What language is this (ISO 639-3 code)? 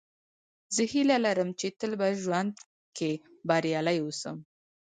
pus